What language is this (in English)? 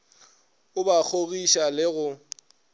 Northern Sotho